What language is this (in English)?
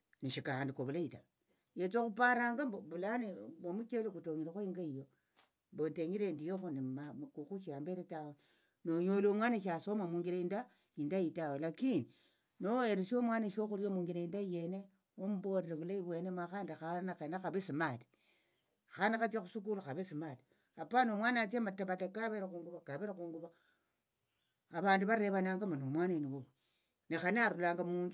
Tsotso